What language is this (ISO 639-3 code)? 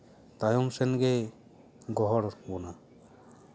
sat